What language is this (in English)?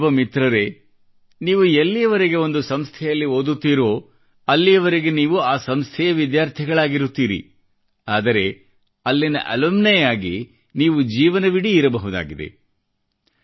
Kannada